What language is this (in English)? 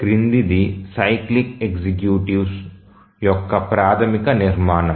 Telugu